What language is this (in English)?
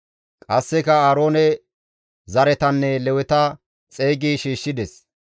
Gamo